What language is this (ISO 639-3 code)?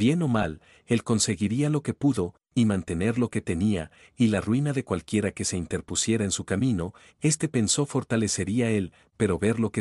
spa